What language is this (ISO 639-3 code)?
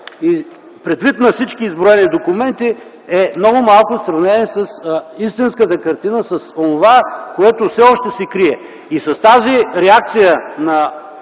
bul